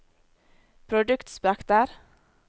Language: Norwegian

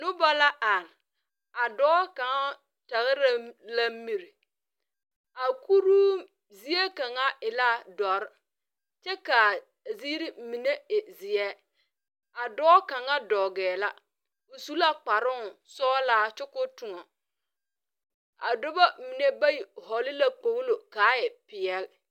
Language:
Southern Dagaare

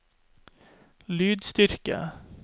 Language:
Norwegian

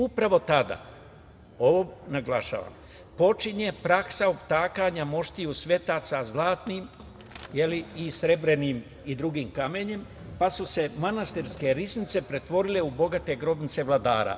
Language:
Serbian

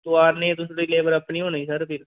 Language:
Dogri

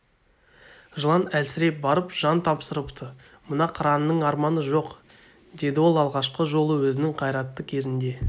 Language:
Kazakh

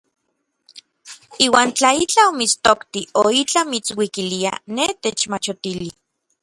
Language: Orizaba Nahuatl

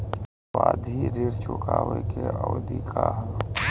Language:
Bhojpuri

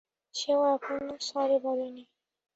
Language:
Bangla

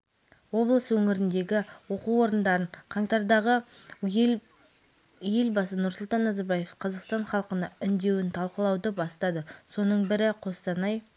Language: Kazakh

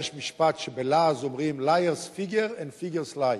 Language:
Hebrew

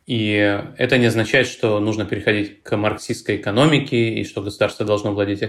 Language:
Russian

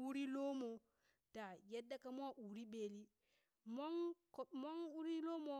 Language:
Burak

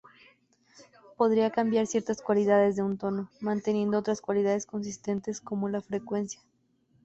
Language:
Spanish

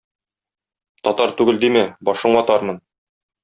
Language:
Tatar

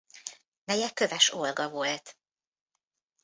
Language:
Hungarian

